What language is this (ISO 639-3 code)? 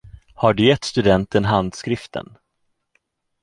swe